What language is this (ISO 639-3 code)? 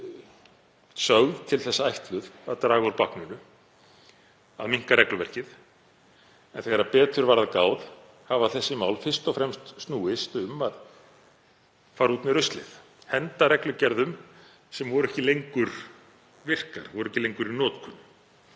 isl